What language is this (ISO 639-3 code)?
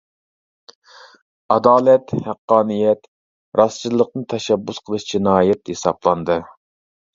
uig